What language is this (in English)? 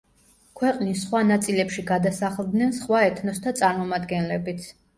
Georgian